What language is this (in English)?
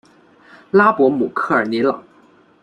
Chinese